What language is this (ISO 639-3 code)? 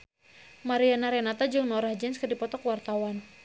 sun